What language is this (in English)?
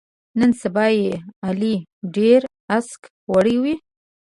Pashto